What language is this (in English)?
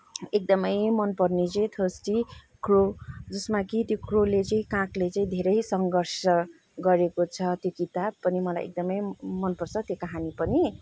Nepali